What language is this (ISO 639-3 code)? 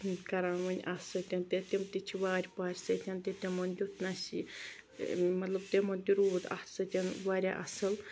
kas